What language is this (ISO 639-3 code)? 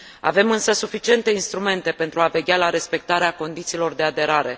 ron